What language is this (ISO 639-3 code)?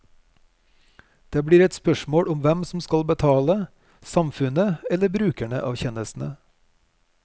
nor